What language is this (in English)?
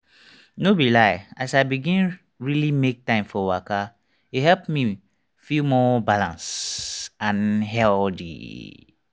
Nigerian Pidgin